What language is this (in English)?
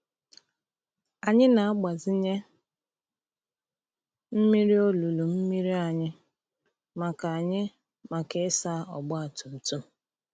Igbo